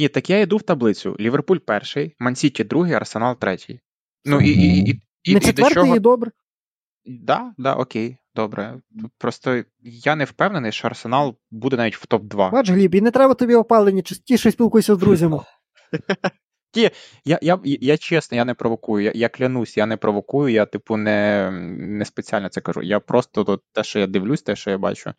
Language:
Ukrainian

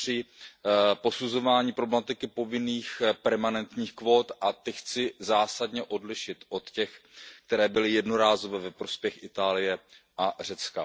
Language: Czech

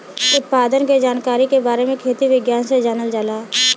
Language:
Bhojpuri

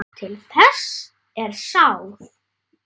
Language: Icelandic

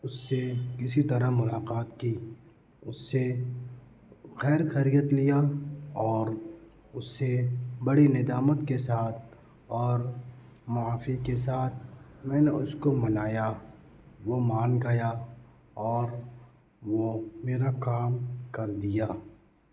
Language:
Urdu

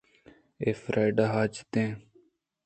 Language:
Eastern Balochi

